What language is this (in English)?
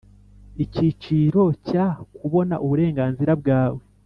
Kinyarwanda